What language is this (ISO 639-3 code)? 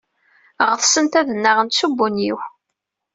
kab